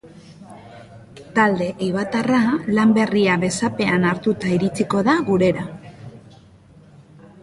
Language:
Basque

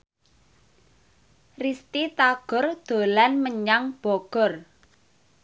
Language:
Javanese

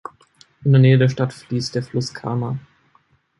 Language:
German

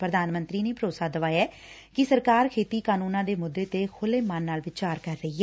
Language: Punjabi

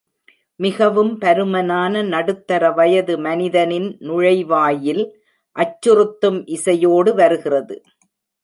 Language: Tamil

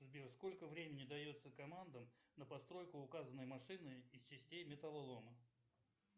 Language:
Russian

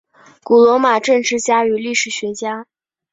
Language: Chinese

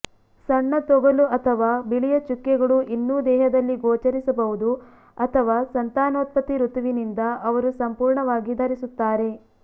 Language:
Kannada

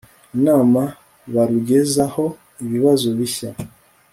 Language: Kinyarwanda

